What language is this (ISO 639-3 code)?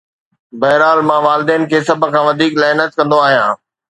snd